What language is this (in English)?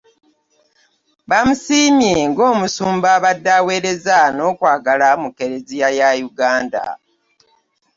Ganda